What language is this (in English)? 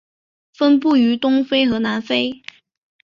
Chinese